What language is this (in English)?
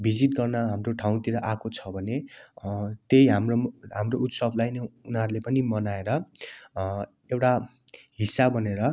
Nepali